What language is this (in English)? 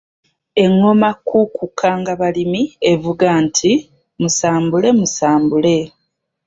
Ganda